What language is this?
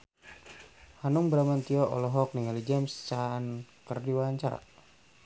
Sundanese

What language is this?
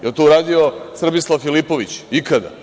Serbian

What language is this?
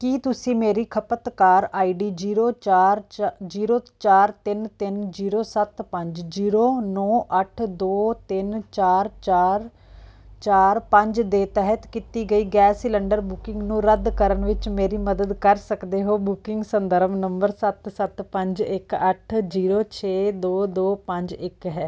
Punjabi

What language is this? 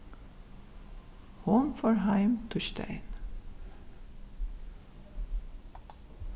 Faroese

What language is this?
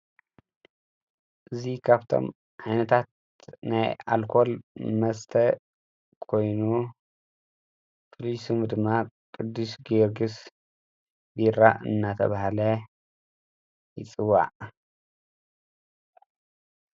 Tigrinya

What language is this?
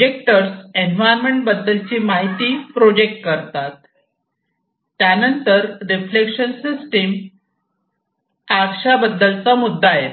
Marathi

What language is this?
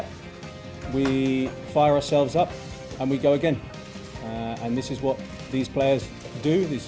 Indonesian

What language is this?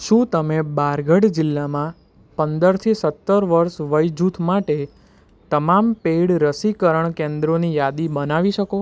Gujarati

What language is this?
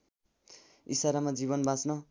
Nepali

